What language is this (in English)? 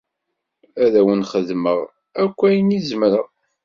Kabyle